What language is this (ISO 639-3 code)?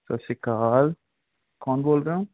pan